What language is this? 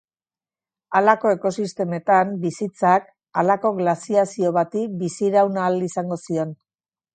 Basque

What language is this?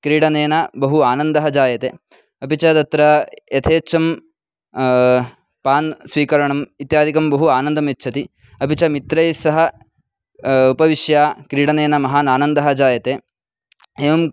Sanskrit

